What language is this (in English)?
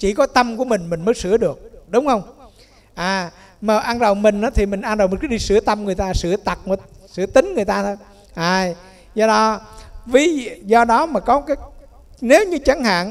Vietnamese